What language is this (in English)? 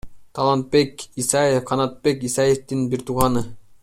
Kyrgyz